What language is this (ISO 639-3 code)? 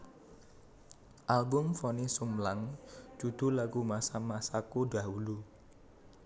jav